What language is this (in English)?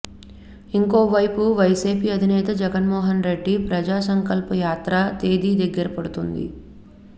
Telugu